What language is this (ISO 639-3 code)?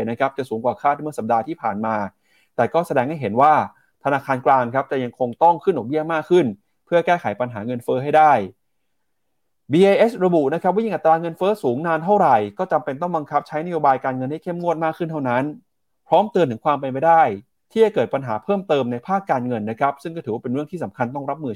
tha